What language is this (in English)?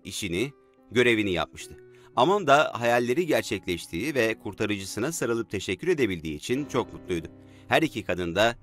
Turkish